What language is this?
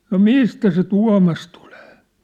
Finnish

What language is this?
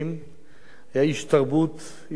Hebrew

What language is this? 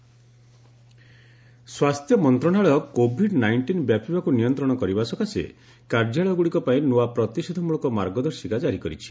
Odia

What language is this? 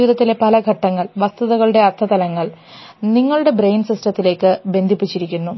Malayalam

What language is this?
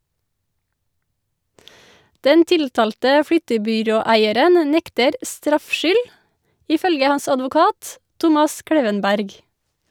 Norwegian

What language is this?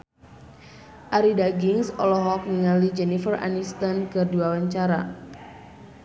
Sundanese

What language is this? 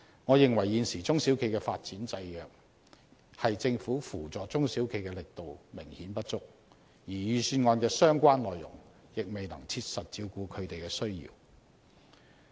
Cantonese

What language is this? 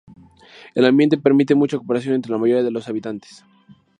Spanish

